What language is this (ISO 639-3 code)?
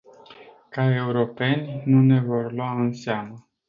ron